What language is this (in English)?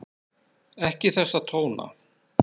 Icelandic